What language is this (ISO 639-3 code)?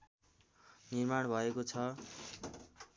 nep